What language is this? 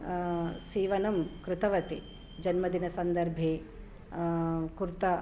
Sanskrit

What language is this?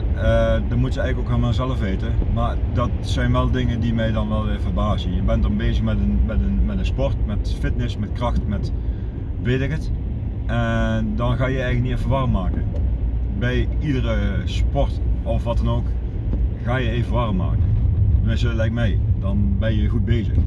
Dutch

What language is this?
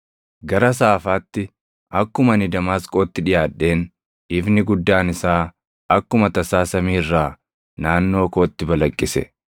Oromo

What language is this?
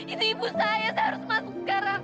Indonesian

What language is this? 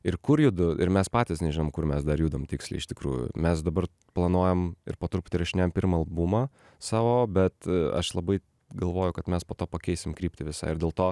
Lithuanian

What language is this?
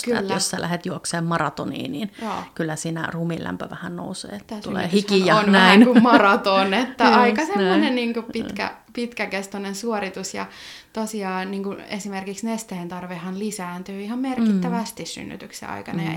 Finnish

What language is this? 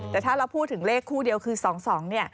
Thai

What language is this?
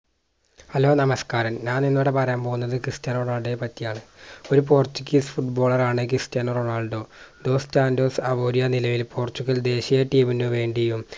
Malayalam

